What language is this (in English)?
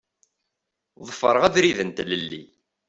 Kabyle